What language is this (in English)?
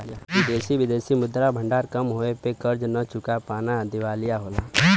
Bhojpuri